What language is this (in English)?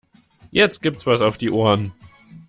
German